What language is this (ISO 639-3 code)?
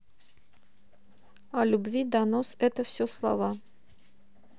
rus